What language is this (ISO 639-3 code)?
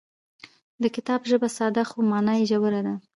pus